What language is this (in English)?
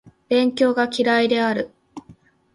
Japanese